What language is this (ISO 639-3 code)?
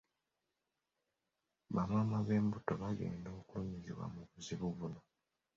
lug